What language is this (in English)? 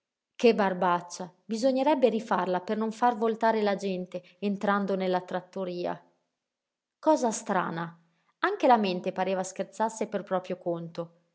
Italian